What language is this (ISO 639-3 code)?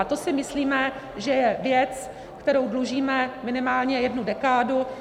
ces